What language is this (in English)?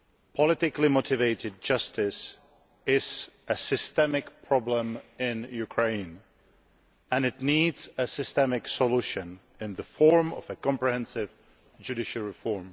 English